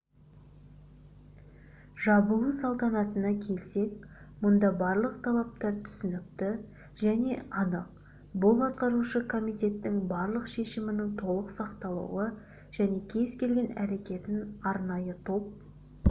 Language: Kazakh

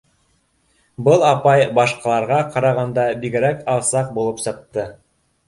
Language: Bashkir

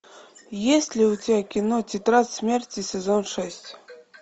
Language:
Russian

